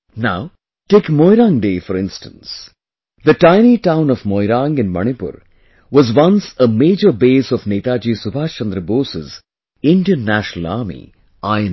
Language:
English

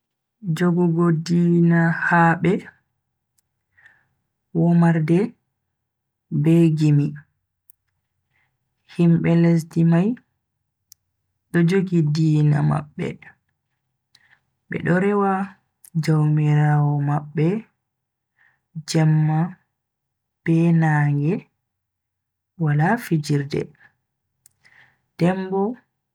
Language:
Bagirmi Fulfulde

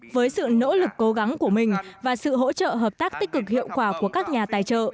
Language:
Vietnamese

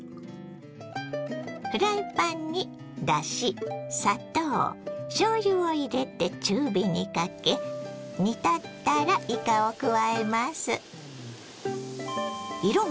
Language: Japanese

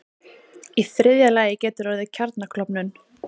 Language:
Icelandic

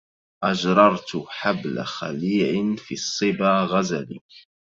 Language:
Arabic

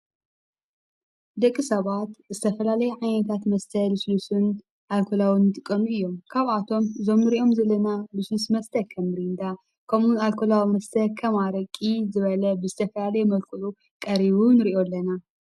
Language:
Tigrinya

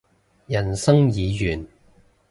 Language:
Cantonese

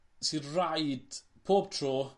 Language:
Welsh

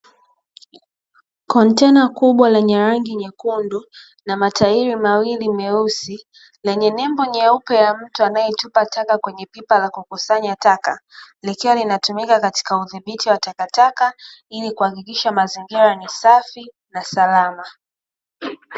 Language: Swahili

